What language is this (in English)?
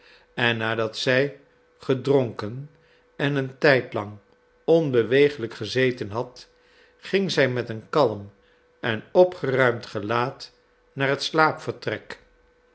Dutch